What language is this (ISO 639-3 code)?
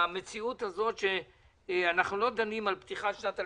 heb